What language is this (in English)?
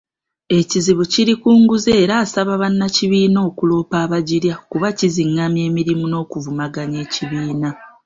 Ganda